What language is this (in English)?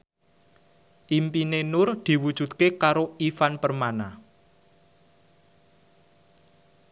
Javanese